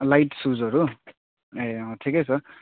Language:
Nepali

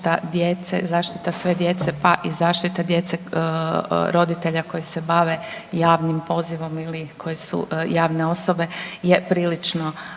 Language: Croatian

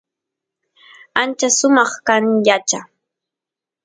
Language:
Santiago del Estero Quichua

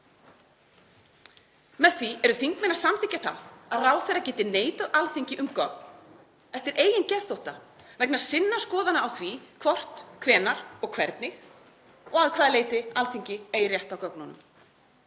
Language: Icelandic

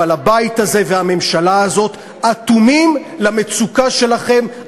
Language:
Hebrew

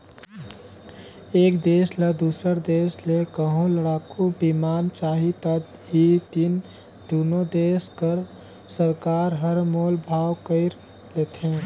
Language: Chhattisgarhi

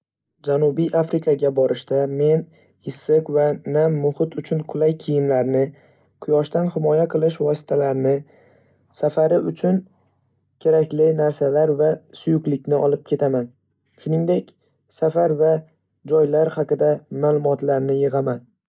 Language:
Uzbek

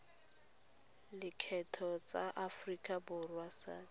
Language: Tswana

